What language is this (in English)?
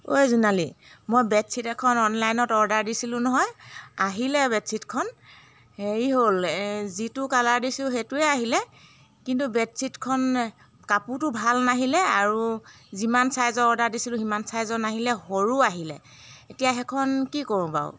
Assamese